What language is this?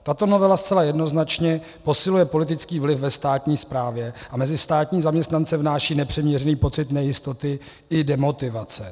Czech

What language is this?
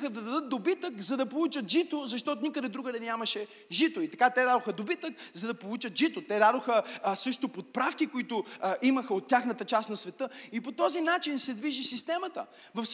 Bulgarian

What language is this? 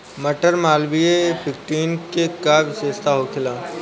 Bhojpuri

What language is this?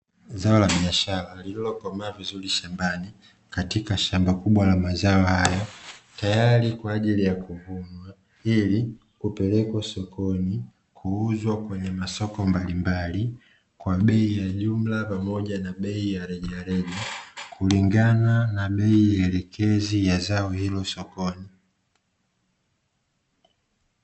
Swahili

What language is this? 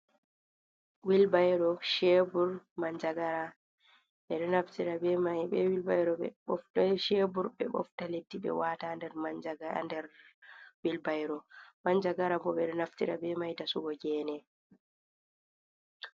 Fula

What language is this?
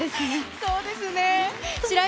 Japanese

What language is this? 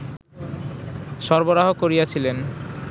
Bangla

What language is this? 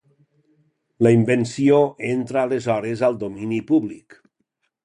Catalan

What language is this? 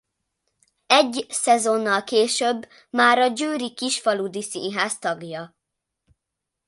Hungarian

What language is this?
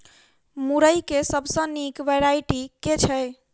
Maithili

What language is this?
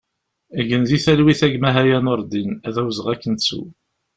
Kabyle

